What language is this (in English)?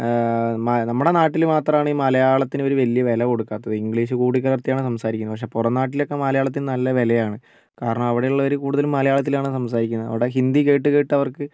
Malayalam